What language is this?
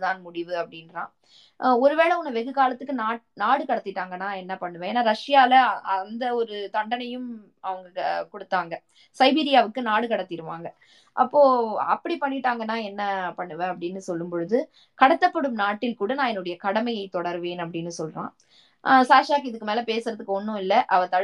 Tamil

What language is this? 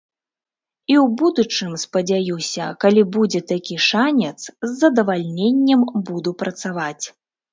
Belarusian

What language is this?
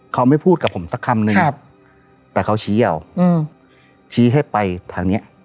Thai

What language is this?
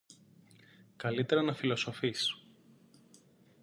Greek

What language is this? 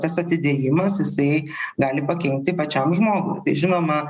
Lithuanian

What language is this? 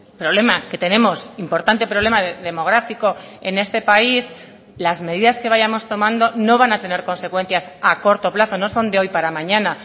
Spanish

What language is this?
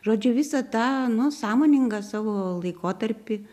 Lithuanian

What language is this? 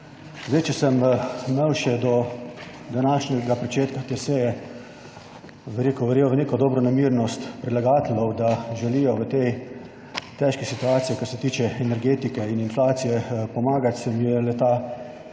Slovenian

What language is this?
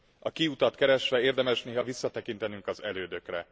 Hungarian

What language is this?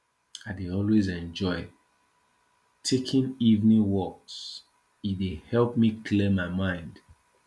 Nigerian Pidgin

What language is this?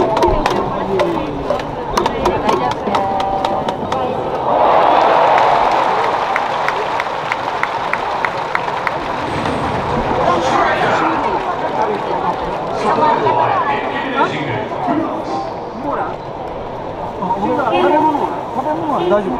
Japanese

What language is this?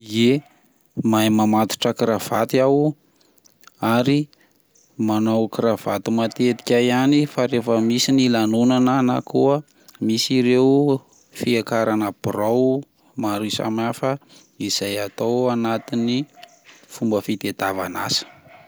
Malagasy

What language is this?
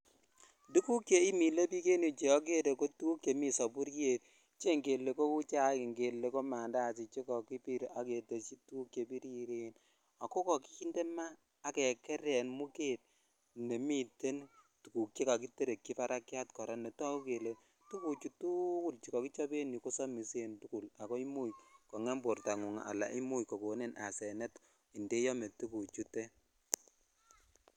Kalenjin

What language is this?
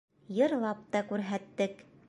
Bashkir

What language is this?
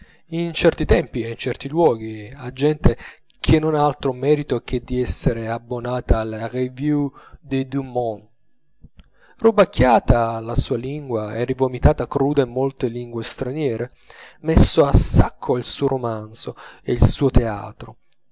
Italian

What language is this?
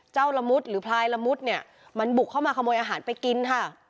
Thai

